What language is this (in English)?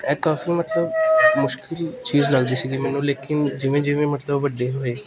Punjabi